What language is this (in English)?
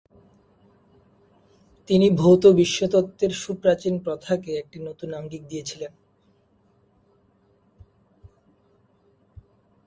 Bangla